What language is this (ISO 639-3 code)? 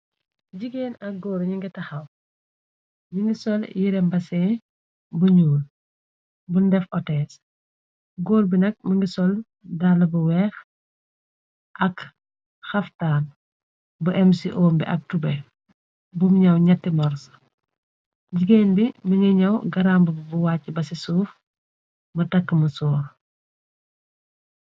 wol